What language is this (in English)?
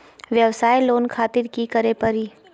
Magahi